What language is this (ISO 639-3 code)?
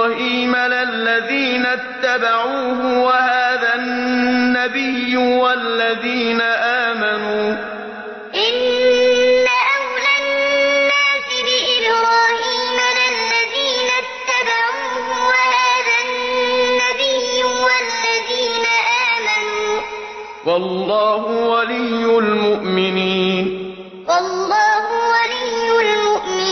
ara